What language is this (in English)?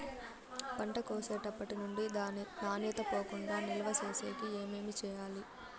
Telugu